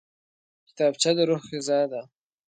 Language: Pashto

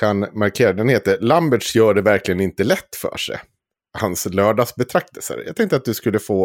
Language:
Swedish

